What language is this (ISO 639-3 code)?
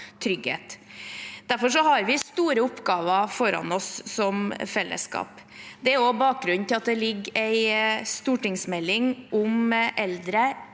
nor